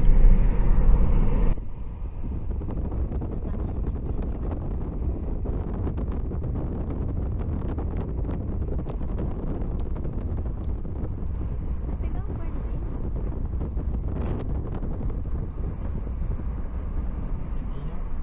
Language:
Portuguese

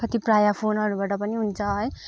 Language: Nepali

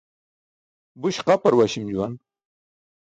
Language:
Burushaski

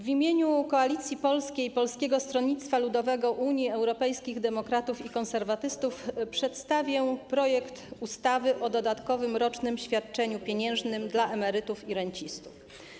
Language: Polish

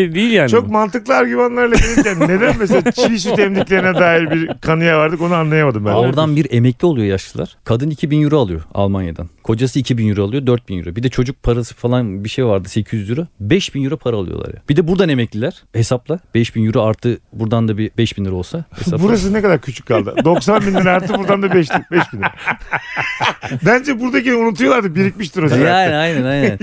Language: Turkish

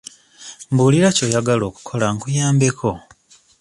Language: Ganda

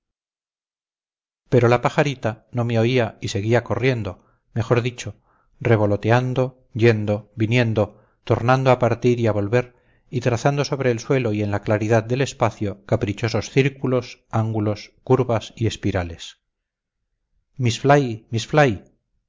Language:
Spanish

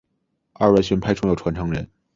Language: Chinese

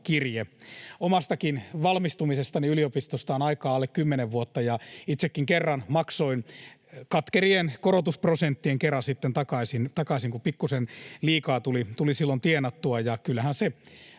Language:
Finnish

